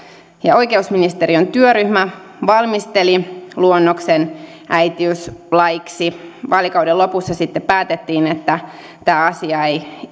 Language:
Finnish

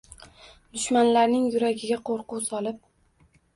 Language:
Uzbek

